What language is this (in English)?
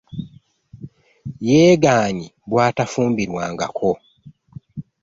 Ganda